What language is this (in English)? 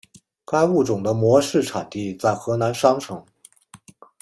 Chinese